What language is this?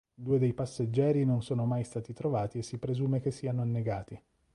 Italian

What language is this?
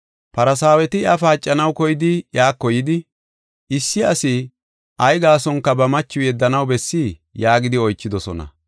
Gofa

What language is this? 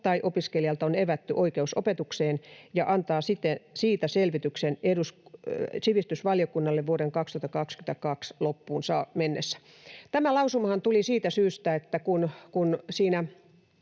Finnish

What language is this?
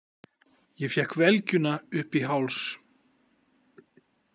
Icelandic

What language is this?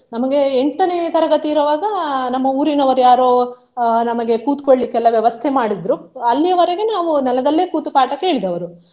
Kannada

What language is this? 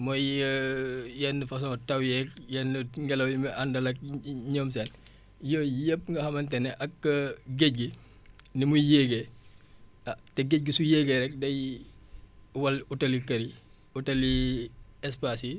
Wolof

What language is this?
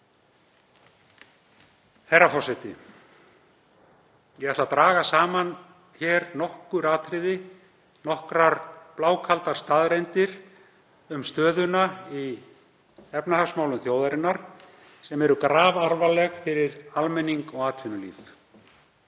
Icelandic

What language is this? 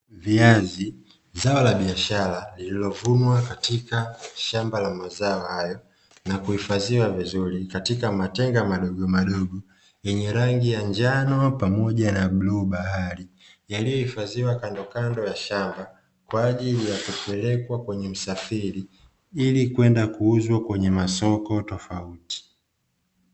Swahili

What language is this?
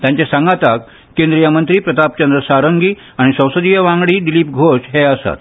Konkani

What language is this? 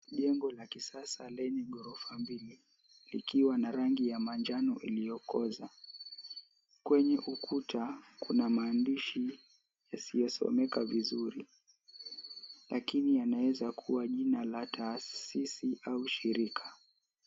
Swahili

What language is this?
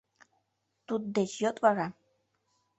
Mari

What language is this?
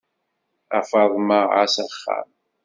Kabyle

